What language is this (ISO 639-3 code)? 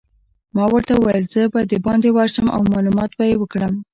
pus